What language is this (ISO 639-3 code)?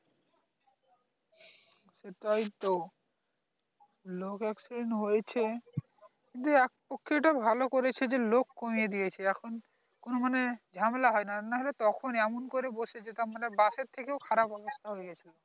ben